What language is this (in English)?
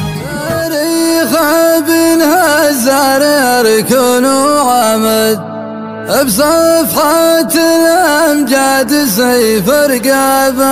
Arabic